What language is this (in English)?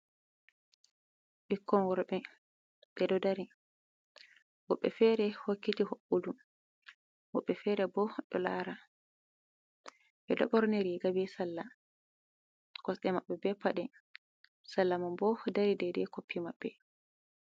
Fula